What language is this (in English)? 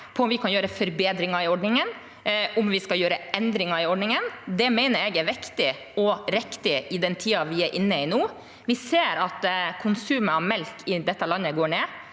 Norwegian